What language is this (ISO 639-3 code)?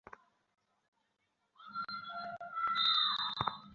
ben